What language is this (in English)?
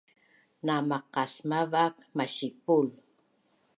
Bunun